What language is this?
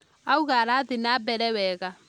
Kikuyu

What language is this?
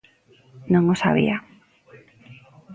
Galician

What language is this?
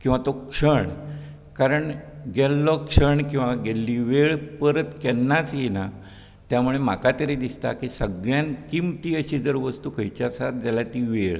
Konkani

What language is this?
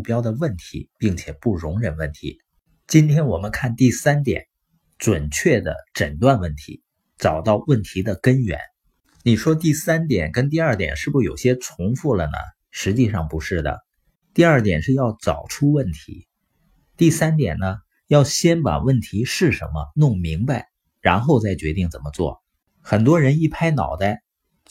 Chinese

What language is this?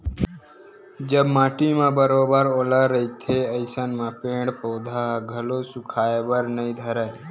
Chhattisgarhi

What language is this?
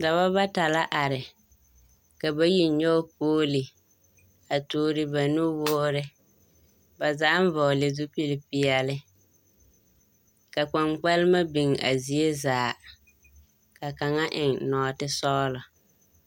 Southern Dagaare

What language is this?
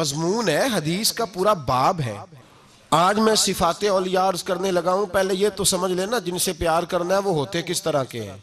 Urdu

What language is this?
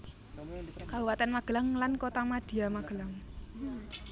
Javanese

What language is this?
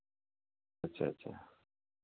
Hindi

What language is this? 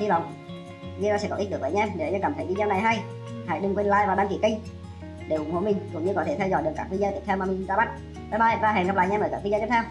Vietnamese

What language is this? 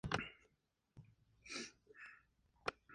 Spanish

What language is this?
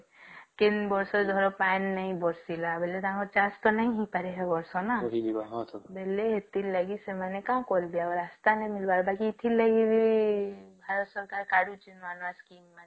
Odia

